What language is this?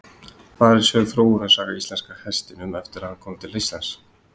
Icelandic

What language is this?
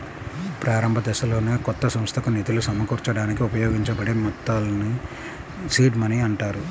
Telugu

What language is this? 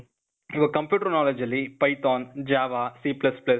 Kannada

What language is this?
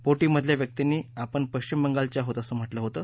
Marathi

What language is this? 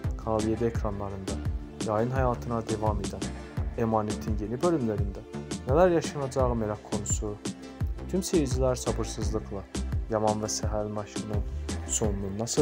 Turkish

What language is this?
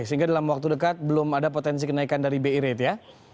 Indonesian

